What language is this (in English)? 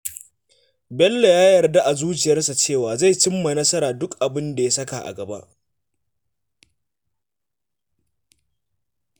Hausa